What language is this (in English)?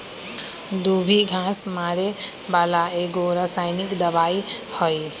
Magahi